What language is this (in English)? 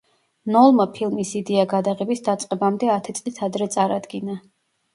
Georgian